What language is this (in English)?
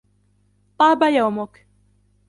Arabic